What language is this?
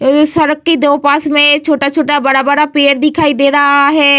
Hindi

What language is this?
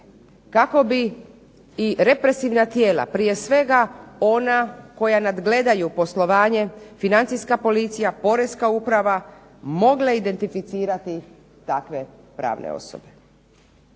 Croatian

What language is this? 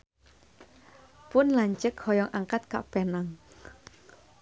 Sundanese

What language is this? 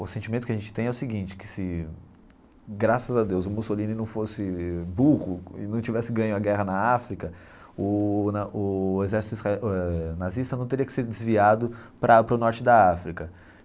Portuguese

